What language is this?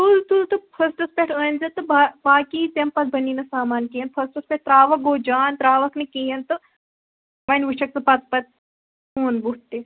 Kashmiri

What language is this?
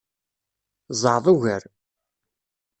Kabyle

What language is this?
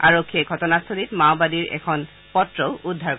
Assamese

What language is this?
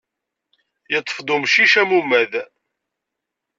Kabyle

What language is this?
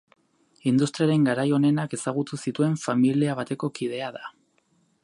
Basque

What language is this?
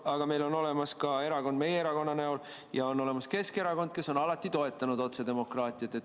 Estonian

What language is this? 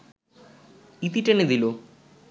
Bangla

